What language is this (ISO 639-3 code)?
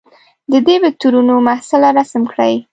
pus